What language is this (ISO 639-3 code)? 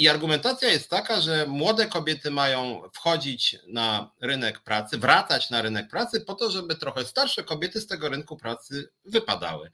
pol